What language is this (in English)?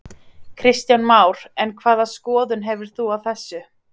Icelandic